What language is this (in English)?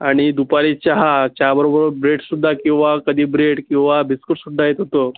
Marathi